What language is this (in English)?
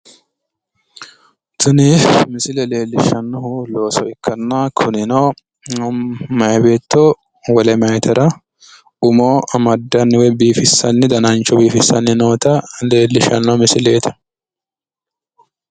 Sidamo